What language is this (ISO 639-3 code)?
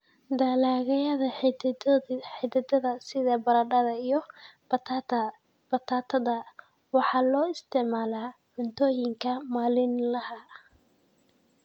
som